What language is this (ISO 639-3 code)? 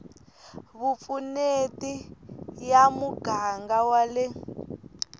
tso